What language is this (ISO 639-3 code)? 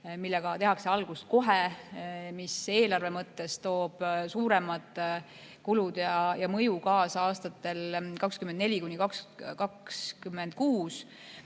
est